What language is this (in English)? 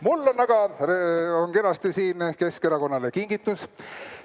Estonian